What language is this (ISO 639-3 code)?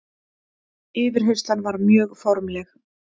isl